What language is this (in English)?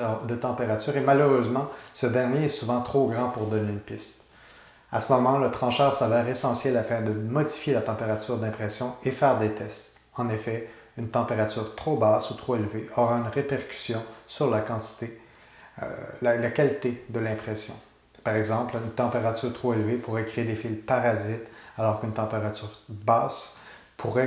French